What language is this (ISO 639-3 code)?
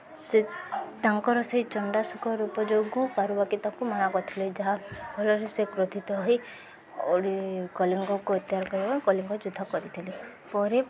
ori